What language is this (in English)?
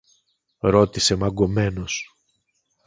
Greek